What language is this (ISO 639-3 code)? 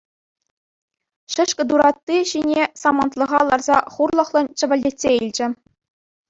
chv